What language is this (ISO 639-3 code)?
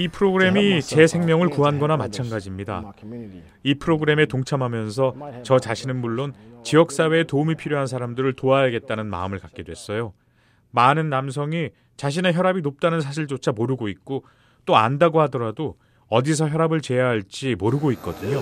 kor